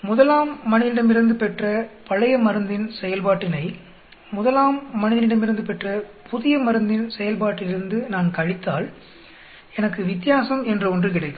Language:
Tamil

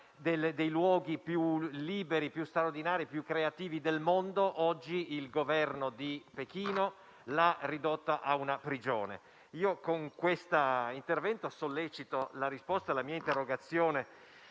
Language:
Italian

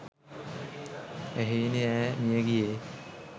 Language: Sinhala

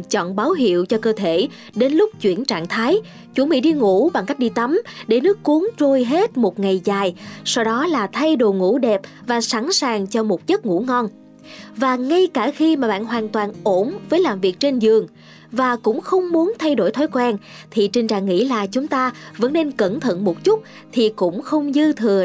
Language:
Vietnamese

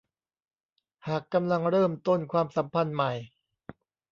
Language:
Thai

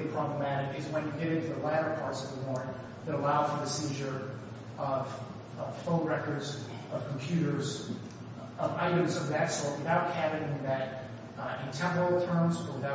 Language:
English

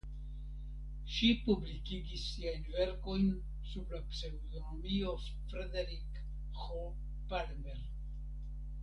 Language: Esperanto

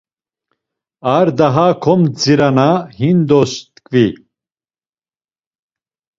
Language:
Laz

